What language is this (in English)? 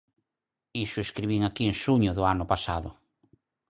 Galician